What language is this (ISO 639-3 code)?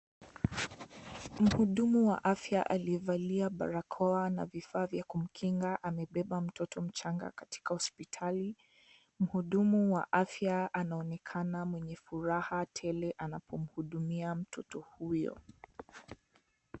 swa